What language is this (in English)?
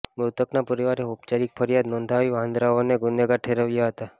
Gujarati